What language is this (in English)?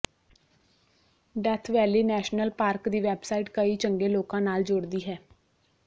Punjabi